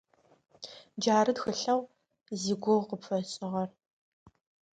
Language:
Adyghe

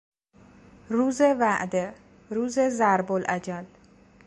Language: Persian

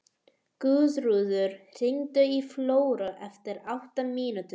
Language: Icelandic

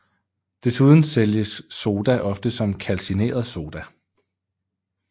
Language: Danish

